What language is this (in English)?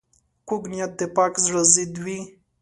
Pashto